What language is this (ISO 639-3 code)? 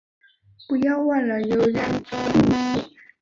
zho